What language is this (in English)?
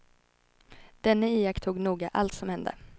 Swedish